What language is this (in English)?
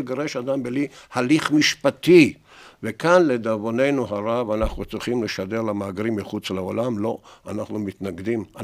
Hebrew